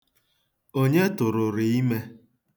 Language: Igbo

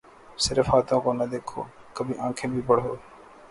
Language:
Urdu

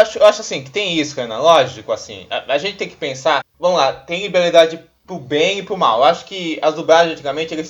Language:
Portuguese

